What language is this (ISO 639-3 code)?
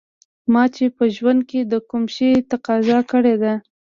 pus